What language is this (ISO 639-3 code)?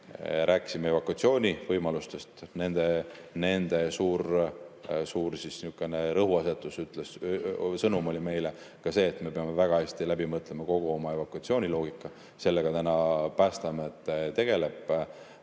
est